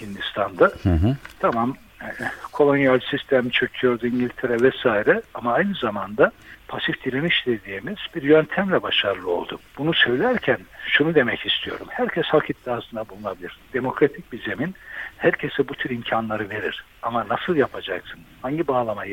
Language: Turkish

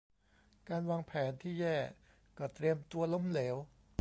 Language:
Thai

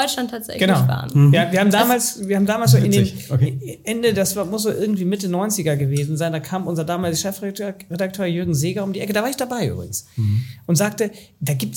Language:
German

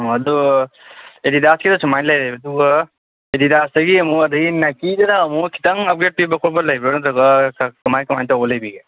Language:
Manipuri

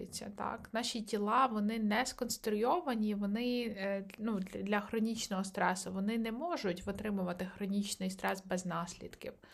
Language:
Ukrainian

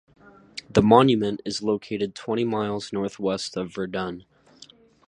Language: English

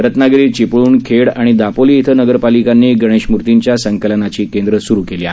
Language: Marathi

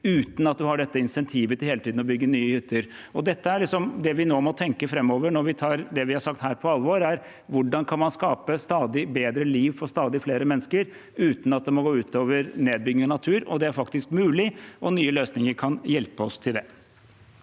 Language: Norwegian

